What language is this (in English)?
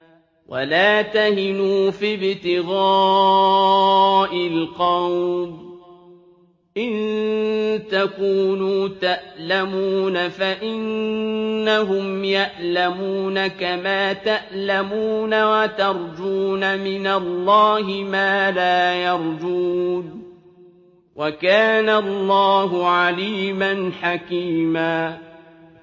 Arabic